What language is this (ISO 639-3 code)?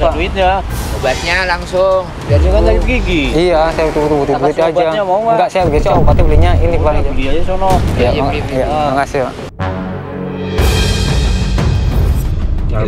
ind